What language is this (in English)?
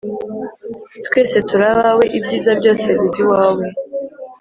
Kinyarwanda